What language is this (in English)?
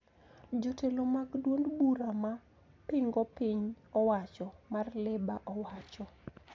Luo (Kenya and Tanzania)